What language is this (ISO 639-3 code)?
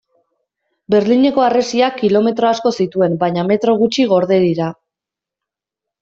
eus